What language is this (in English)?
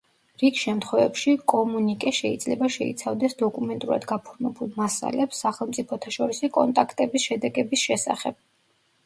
Georgian